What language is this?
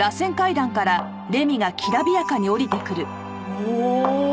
Japanese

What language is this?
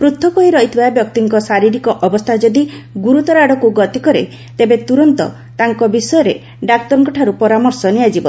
Odia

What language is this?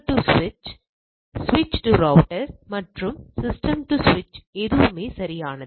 Tamil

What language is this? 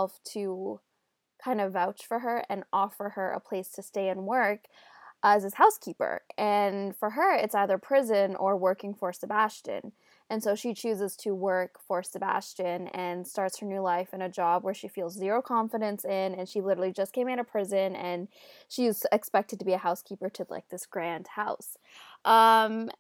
English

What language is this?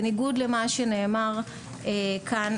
Hebrew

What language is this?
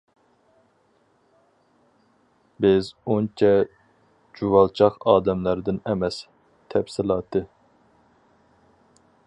Uyghur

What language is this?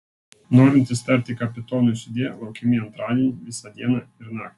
Lithuanian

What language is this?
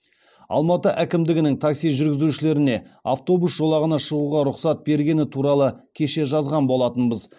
Kazakh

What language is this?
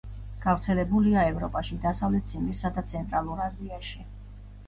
Georgian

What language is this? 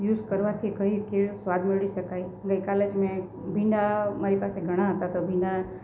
Gujarati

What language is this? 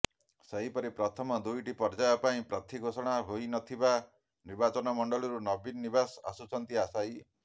Odia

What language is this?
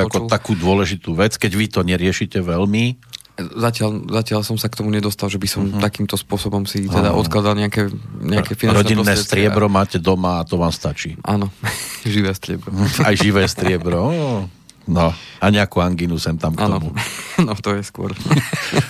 Slovak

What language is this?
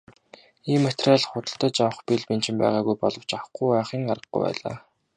Mongolian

